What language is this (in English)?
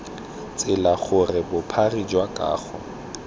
Tswana